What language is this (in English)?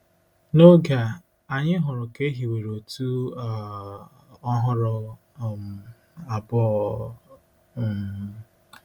Igbo